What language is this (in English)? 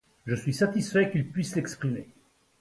French